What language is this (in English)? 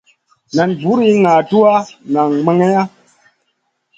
Masana